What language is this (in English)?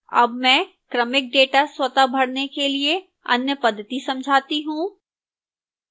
Hindi